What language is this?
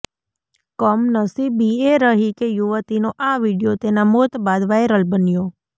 Gujarati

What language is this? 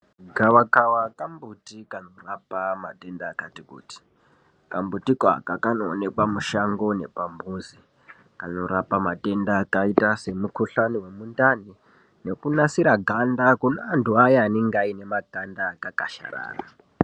Ndau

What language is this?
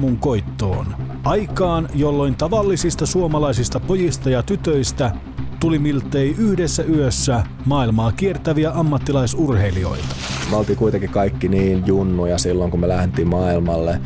Finnish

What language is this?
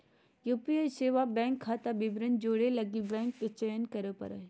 Magahi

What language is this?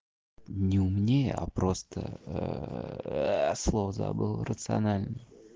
Russian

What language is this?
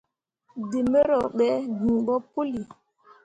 Mundang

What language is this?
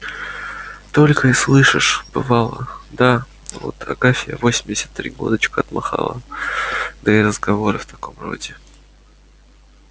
Russian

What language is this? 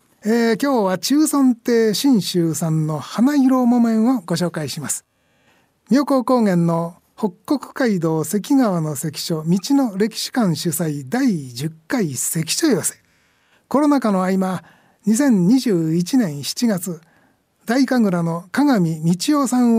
Japanese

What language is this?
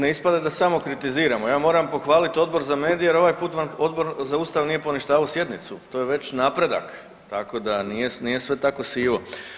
Croatian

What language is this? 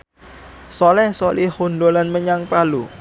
Javanese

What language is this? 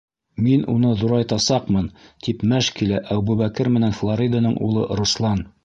Bashkir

